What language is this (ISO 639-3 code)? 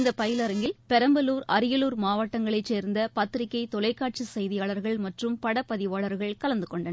tam